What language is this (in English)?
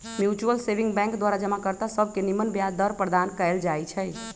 Magahi